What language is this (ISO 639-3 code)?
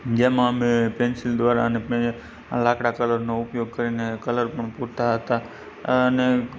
guj